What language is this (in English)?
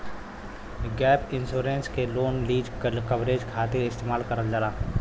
Bhojpuri